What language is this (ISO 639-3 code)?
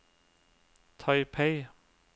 nor